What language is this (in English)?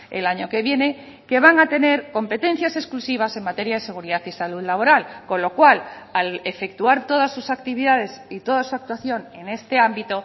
Spanish